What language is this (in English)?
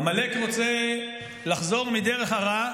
Hebrew